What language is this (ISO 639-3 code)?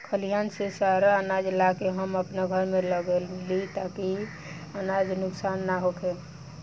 bho